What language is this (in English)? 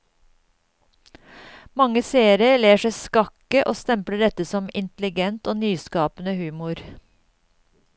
Norwegian